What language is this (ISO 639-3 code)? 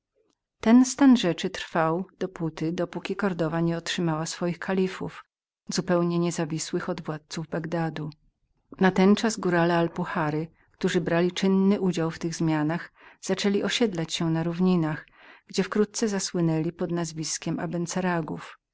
pol